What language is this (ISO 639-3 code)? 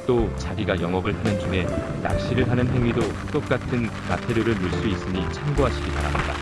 kor